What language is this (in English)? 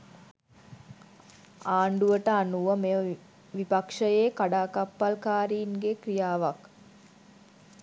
Sinhala